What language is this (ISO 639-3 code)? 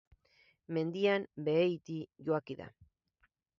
eus